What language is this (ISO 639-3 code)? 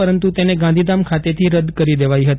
guj